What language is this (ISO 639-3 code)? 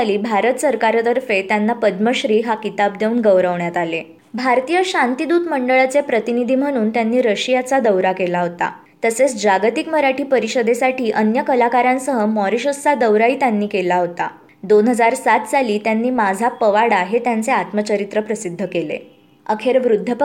mar